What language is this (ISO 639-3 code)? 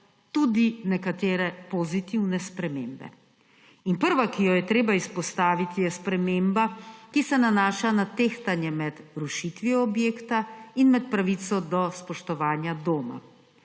slv